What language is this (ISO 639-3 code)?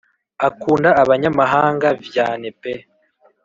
kin